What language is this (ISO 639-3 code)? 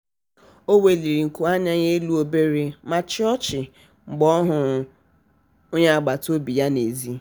ibo